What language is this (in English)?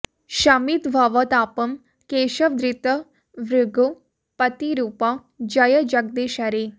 Sanskrit